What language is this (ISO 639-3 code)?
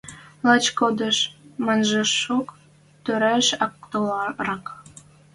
mrj